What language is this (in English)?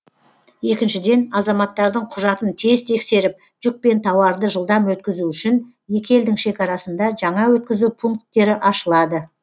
Kazakh